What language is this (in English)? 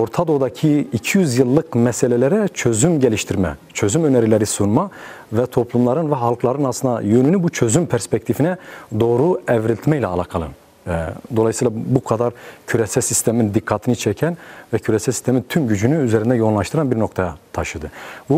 Turkish